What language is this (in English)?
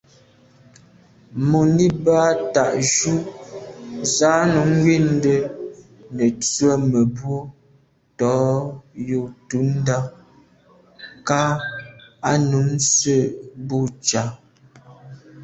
Medumba